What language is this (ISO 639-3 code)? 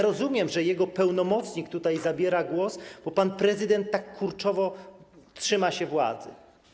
pol